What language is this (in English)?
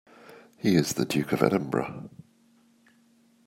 English